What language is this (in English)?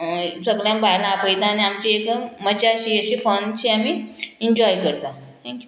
Konkani